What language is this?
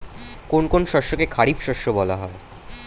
Bangla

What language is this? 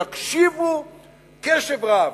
Hebrew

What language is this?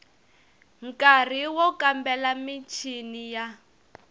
Tsonga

